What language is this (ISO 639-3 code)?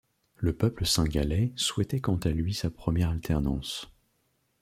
fra